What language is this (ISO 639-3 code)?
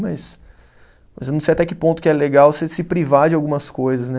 por